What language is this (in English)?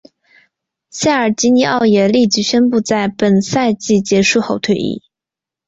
Chinese